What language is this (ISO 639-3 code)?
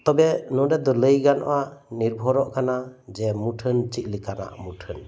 sat